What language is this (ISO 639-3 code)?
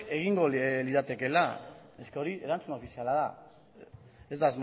eus